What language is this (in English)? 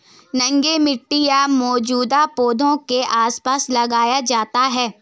Hindi